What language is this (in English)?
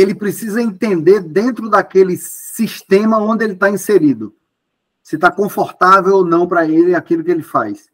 Portuguese